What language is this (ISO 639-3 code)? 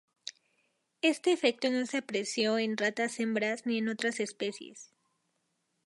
spa